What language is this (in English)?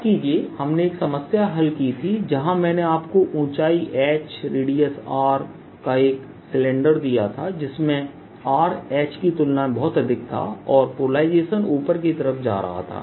Hindi